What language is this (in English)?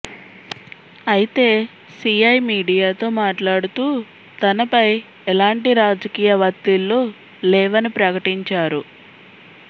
Telugu